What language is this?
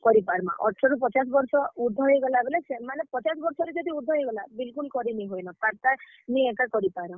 Odia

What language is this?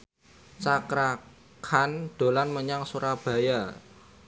Javanese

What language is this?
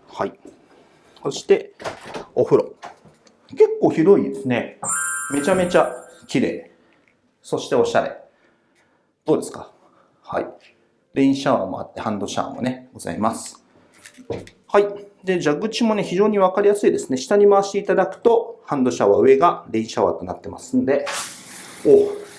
Japanese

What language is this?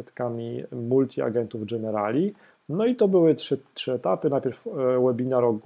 Polish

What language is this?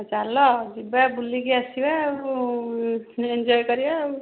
Odia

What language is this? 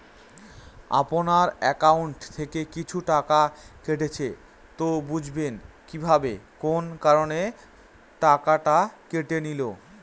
Bangla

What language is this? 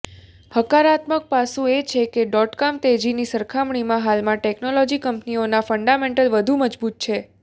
Gujarati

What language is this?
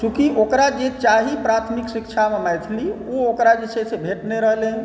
Maithili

